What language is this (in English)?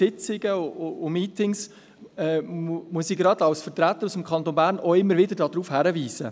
Swiss German